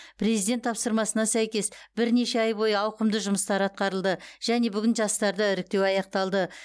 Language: Kazakh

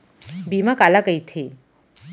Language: Chhattisgarhi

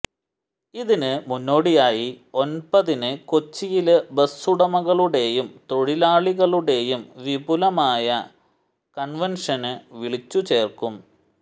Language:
Malayalam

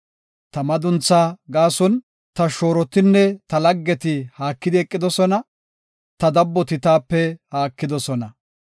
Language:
Gofa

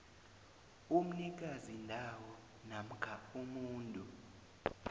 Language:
South Ndebele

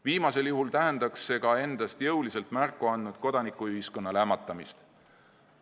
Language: Estonian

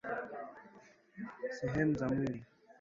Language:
Swahili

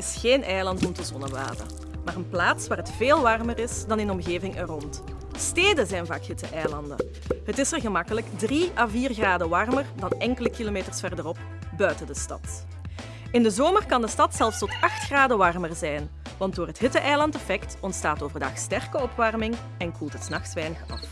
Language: Dutch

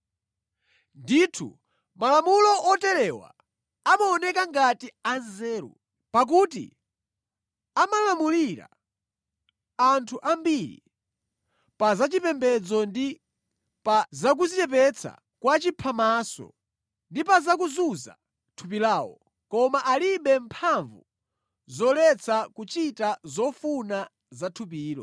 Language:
Nyanja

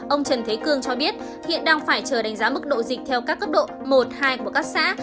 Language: Vietnamese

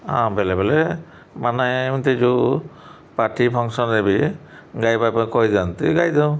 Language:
Odia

